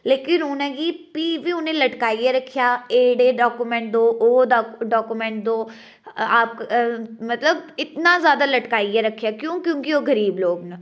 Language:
Dogri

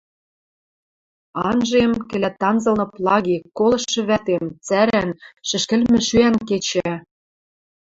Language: Western Mari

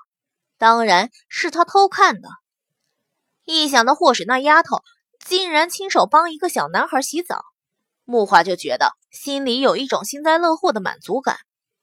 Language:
Chinese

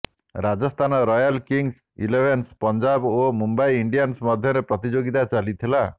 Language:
Odia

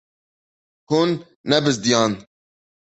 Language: Kurdish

